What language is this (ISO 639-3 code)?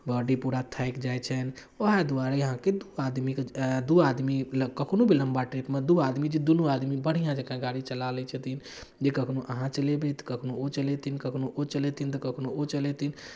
mai